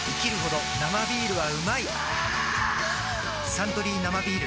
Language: Japanese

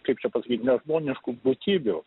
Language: Lithuanian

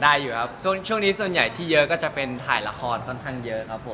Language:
Thai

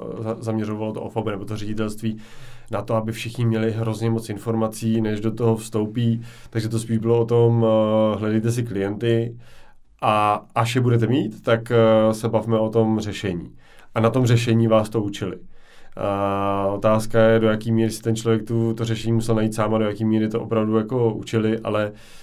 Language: Czech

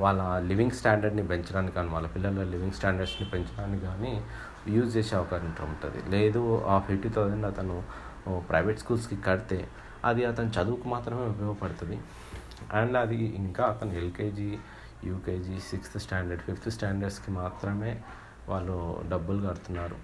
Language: Telugu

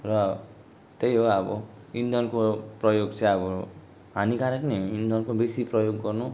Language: Nepali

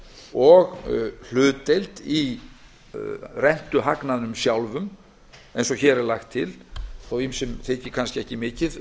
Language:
Icelandic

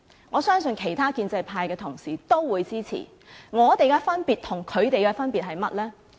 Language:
Cantonese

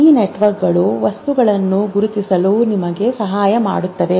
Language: Kannada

